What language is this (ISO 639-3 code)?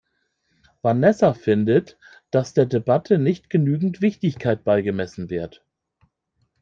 deu